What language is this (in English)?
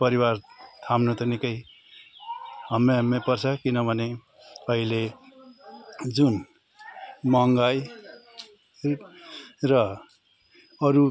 Nepali